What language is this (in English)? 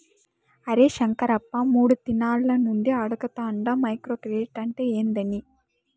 Telugu